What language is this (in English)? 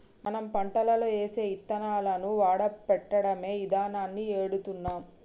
Telugu